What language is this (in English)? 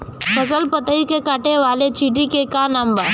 Bhojpuri